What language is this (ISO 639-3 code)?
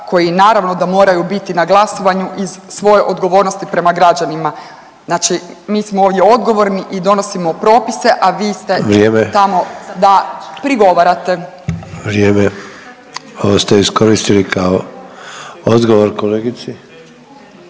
hrv